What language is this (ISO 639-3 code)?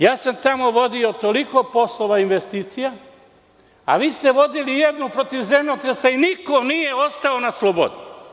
srp